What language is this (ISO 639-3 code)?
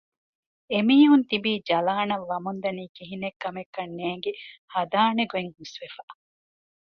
div